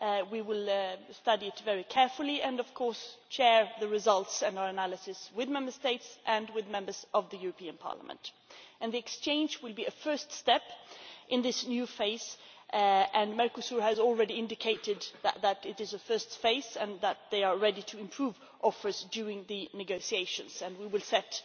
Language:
English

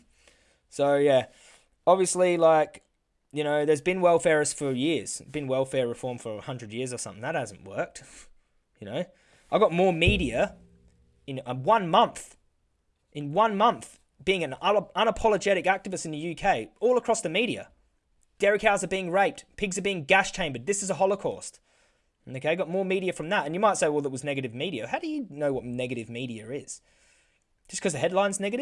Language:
English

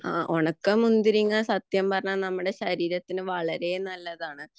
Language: Malayalam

